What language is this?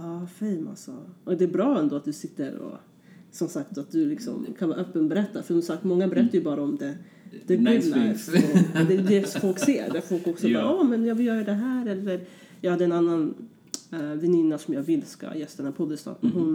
Swedish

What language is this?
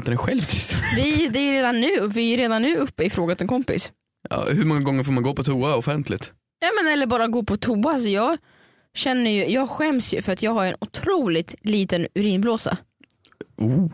Swedish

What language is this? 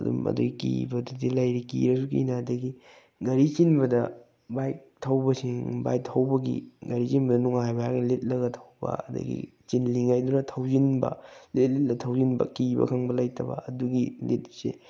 Manipuri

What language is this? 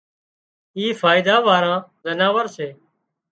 Wadiyara Koli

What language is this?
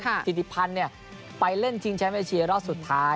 Thai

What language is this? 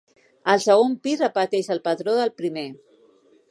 Catalan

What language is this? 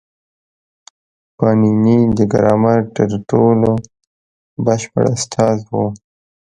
Pashto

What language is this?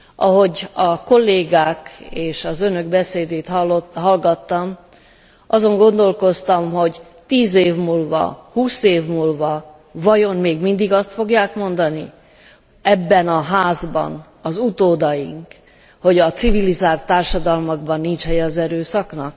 Hungarian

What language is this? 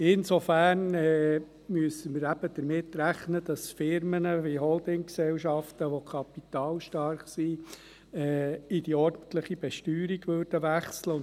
Swiss German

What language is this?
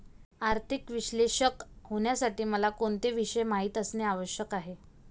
Marathi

